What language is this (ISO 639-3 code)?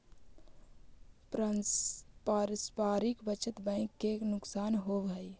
mag